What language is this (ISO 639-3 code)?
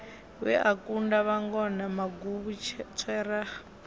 ven